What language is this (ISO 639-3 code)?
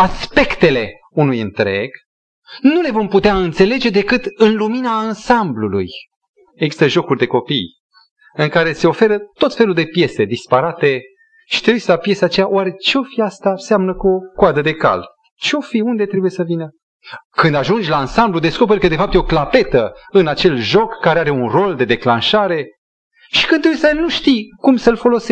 ron